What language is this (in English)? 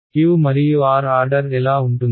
Telugu